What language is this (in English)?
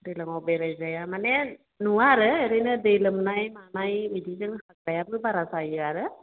Bodo